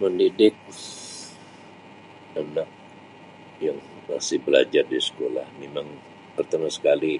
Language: Sabah Malay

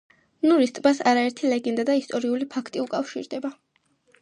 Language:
Georgian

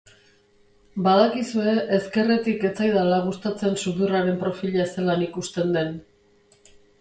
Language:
Basque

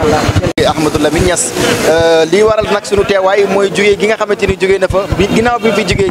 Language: Indonesian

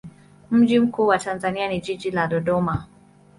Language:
Swahili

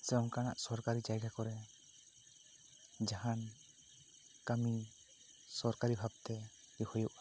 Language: Santali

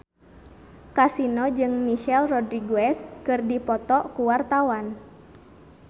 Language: Sundanese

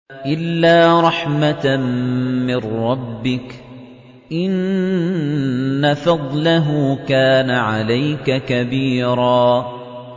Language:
Arabic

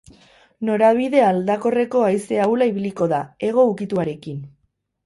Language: Basque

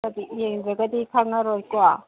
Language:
Manipuri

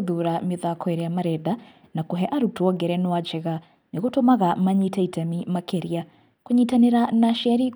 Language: Kikuyu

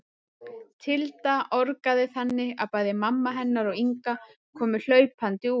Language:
Icelandic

